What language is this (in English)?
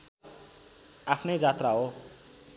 Nepali